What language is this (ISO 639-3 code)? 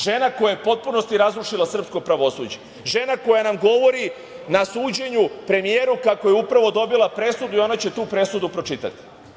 srp